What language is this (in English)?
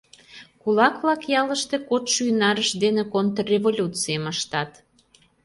Mari